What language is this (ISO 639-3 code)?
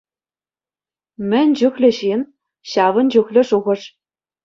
chv